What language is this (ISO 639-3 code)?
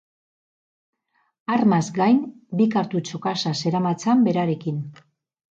eus